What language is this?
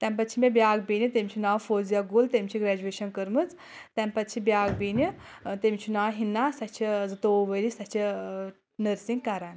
Kashmiri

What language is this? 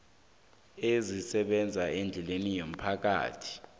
South Ndebele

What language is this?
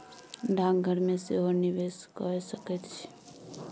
Maithili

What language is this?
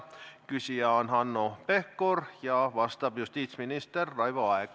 Estonian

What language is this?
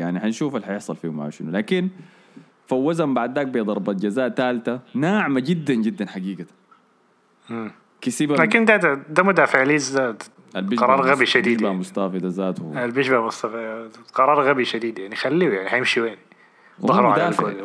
Arabic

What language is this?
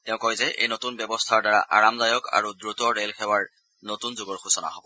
Assamese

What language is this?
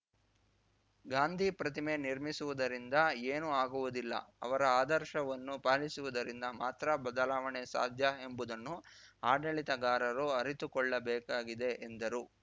Kannada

